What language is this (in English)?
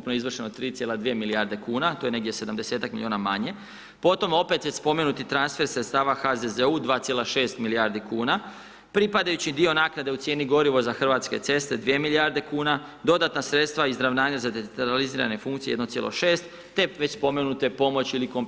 Croatian